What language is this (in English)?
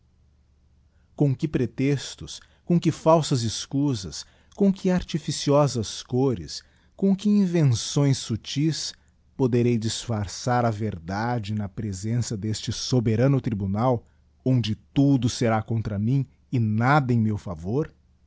Portuguese